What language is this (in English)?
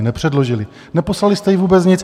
Czech